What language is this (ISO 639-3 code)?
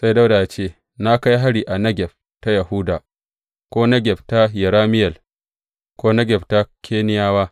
hau